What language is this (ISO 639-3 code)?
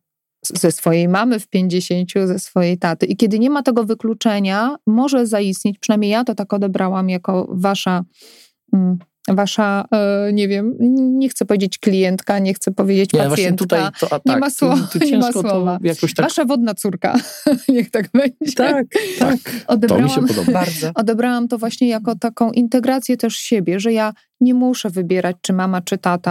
pol